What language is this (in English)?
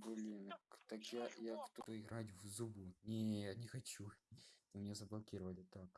Russian